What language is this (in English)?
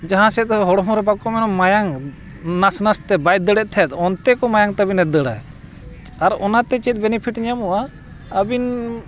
Santali